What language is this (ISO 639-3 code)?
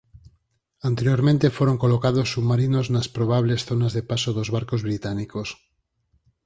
glg